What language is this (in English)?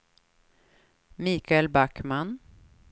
Swedish